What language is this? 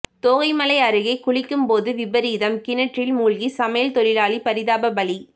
Tamil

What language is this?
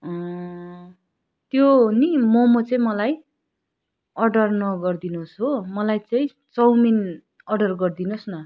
Nepali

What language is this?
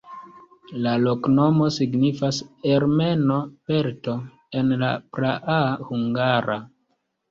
Esperanto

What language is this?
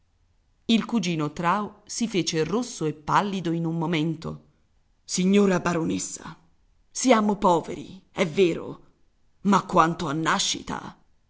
Italian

